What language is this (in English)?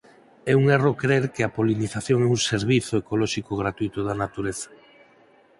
Galician